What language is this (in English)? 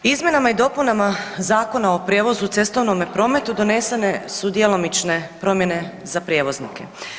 Croatian